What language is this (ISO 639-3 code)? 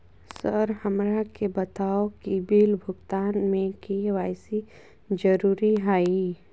mag